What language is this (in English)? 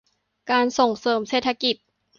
Thai